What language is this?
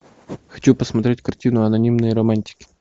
Russian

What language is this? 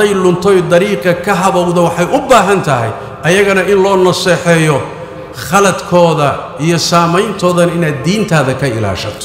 Arabic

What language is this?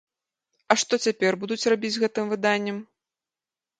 Belarusian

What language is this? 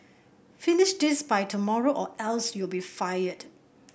English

